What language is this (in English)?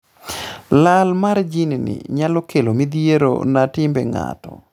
Luo (Kenya and Tanzania)